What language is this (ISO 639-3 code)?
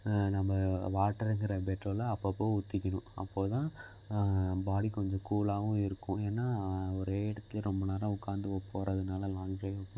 tam